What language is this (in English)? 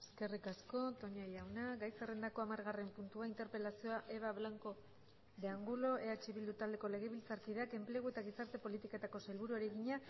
Basque